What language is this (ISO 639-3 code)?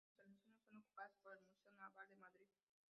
spa